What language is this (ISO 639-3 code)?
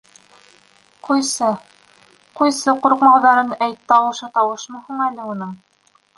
bak